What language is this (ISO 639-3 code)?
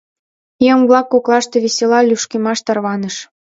chm